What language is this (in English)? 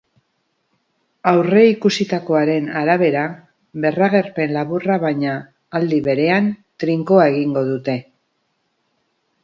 Basque